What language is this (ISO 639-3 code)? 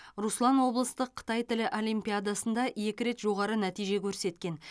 kaz